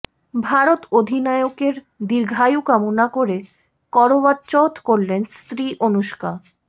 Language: Bangla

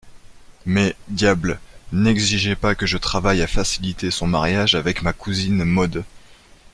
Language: French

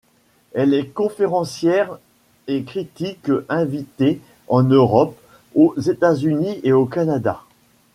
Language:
French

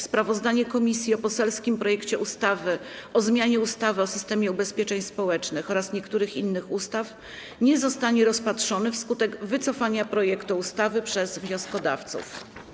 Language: Polish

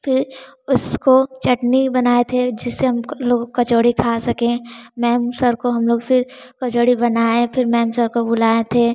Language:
Hindi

